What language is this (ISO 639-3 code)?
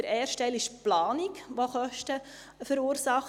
gsw